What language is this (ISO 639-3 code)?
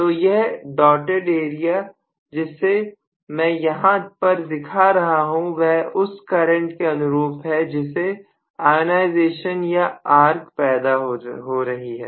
hin